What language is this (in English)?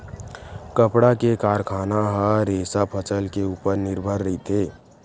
Chhattisgarhi